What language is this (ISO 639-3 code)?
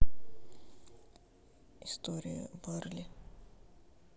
rus